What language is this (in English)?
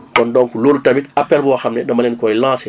Wolof